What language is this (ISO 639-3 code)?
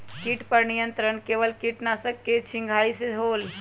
mag